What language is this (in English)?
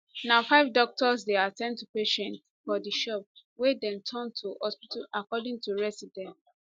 Nigerian Pidgin